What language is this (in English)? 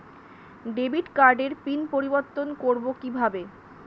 Bangla